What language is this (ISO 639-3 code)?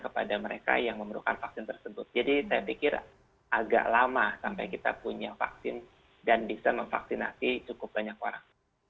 ind